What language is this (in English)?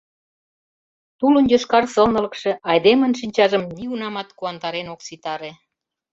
Mari